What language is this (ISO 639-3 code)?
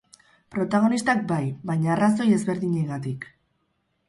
eus